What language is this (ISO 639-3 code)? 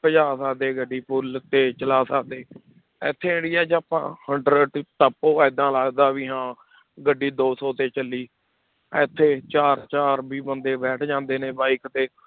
pan